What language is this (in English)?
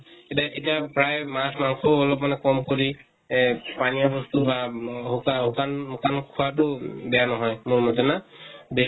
Assamese